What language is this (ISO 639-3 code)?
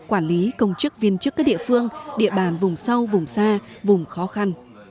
vie